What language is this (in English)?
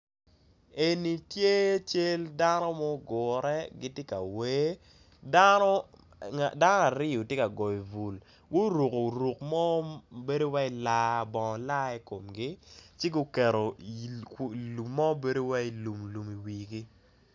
Acoli